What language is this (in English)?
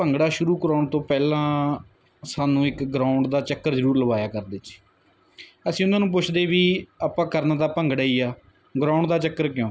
Punjabi